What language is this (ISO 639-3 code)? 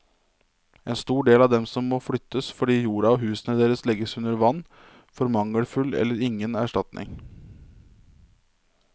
nor